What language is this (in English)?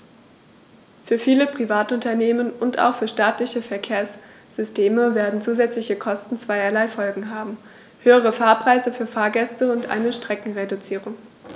German